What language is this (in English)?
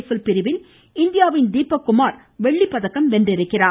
Tamil